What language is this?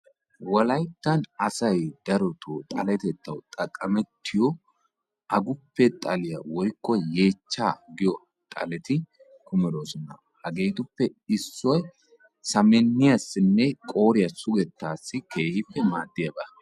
Wolaytta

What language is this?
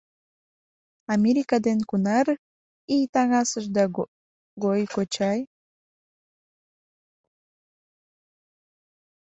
Mari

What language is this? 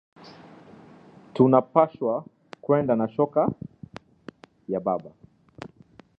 Swahili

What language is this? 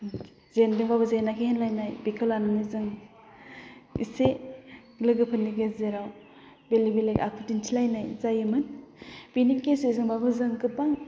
Bodo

